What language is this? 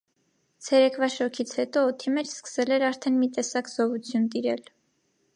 Armenian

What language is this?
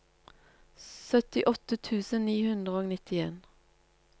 Norwegian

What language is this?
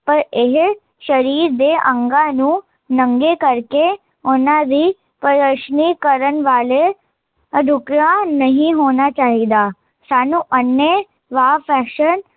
Punjabi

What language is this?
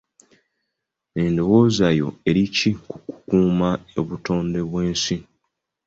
Ganda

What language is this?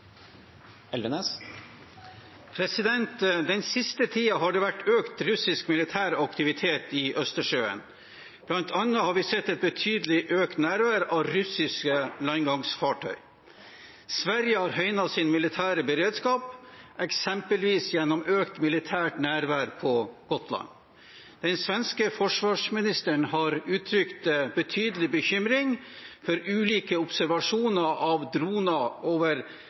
Norwegian Bokmål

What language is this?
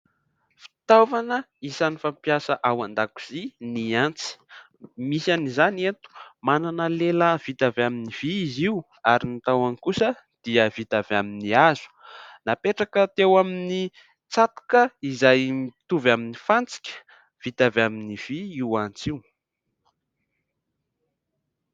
Malagasy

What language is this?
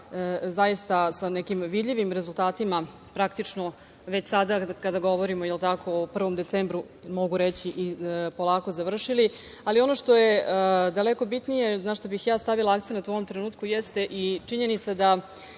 Serbian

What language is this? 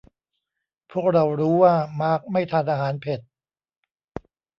Thai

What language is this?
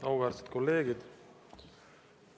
Estonian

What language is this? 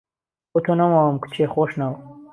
Central Kurdish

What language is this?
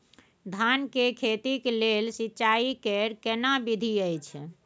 Maithili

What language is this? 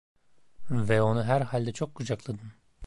Turkish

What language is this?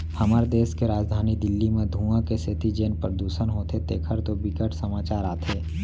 Chhattisgarhi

